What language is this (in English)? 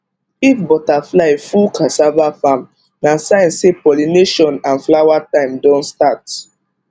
Nigerian Pidgin